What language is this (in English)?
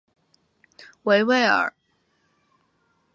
Chinese